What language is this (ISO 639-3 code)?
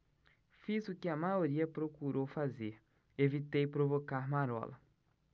por